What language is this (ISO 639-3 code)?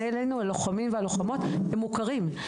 heb